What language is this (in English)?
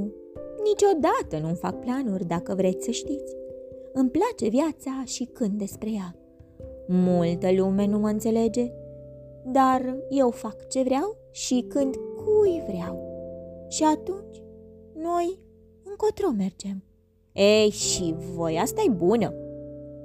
Romanian